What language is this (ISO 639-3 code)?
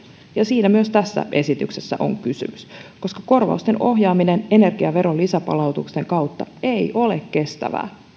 fin